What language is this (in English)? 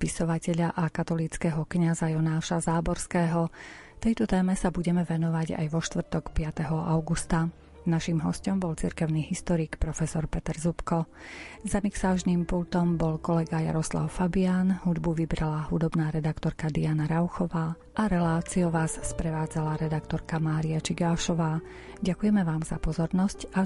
Slovak